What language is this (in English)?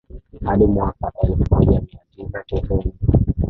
Swahili